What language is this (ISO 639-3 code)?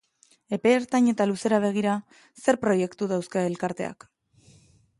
eus